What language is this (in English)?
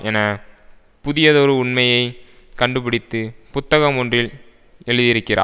Tamil